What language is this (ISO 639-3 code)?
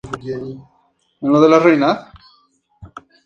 spa